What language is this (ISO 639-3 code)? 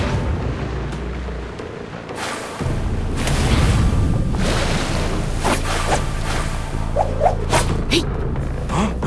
eng